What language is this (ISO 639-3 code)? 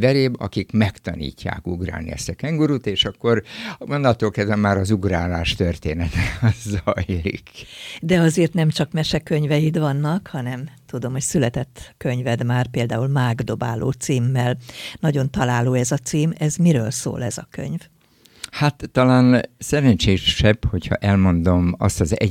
hun